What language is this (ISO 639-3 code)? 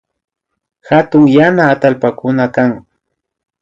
qvi